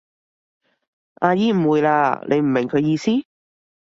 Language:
Cantonese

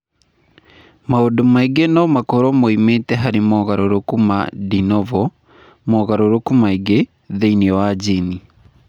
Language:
Kikuyu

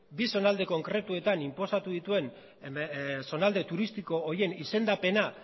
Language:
Basque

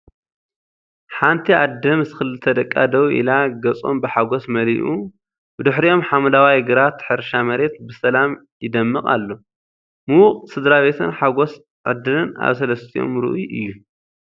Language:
Tigrinya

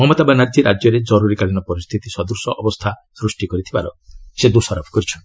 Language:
Odia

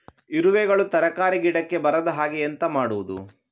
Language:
Kannada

